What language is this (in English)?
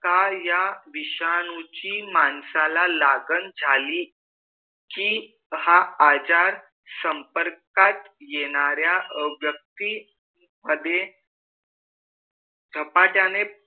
Marathi